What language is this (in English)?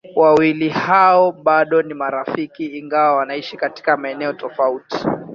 Swahili